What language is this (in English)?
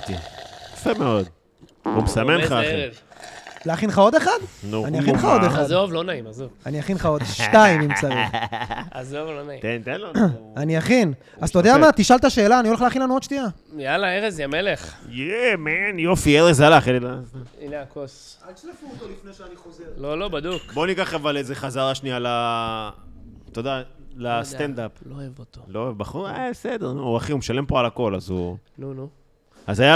Hebrew